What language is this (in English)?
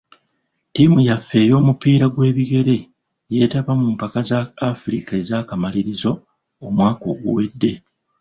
Ganda